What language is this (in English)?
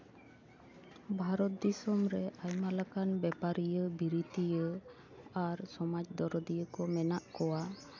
Santali